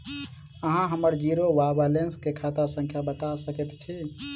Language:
Maithili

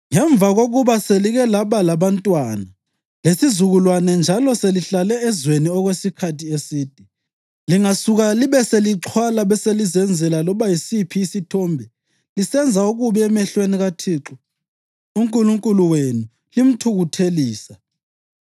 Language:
North Ndebele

